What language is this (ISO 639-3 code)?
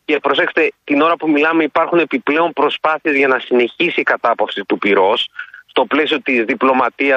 ell